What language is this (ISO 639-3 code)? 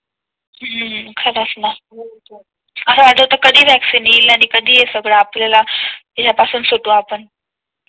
mar